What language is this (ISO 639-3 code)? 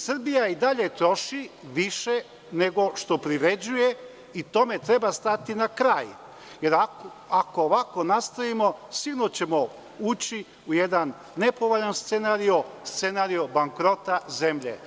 srp